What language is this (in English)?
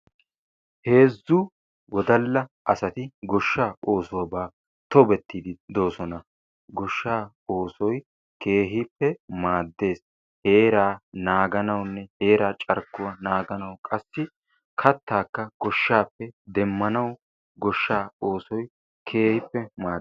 Wolaytta